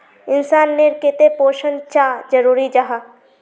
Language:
Magahi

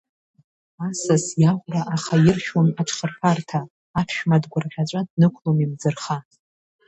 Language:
Abkhazian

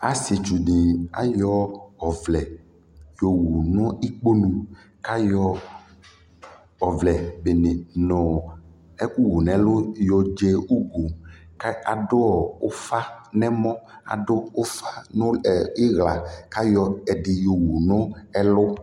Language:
Ikposo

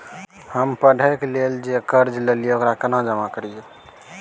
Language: Maithili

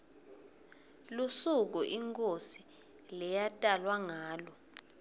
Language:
Swati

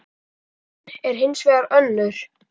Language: Icelandic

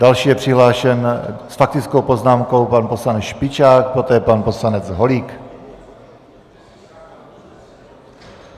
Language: Czech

